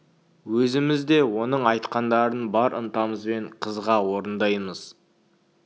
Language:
Kazakh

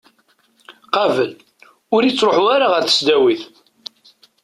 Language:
Kabyle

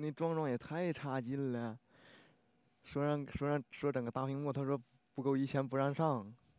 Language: Chinese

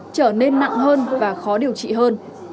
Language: Vietnamese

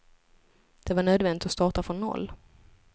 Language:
Swedish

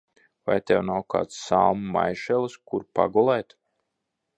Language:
Latvian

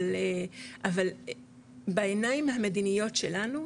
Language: Hebrew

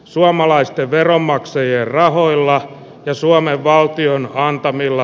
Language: Finnish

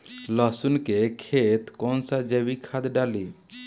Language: Bhojpuri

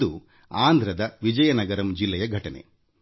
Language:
Kannada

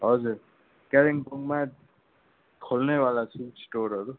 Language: Nepali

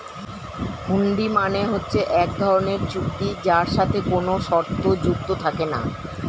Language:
Bangla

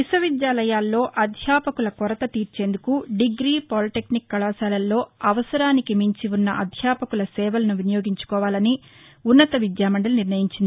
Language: Telugu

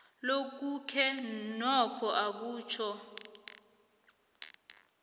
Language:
South Ndebele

